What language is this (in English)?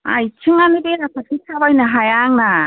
Bodo